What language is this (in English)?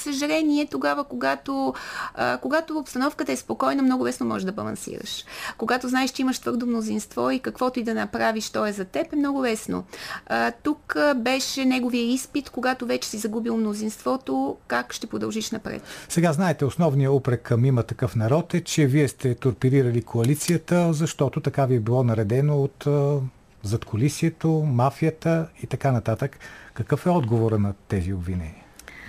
Bulgarian